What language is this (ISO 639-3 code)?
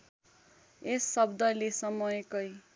nep